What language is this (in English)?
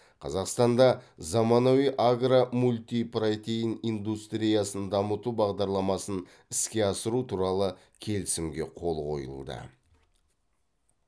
Kazakh